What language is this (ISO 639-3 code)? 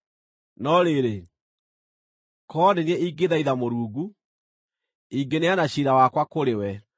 kik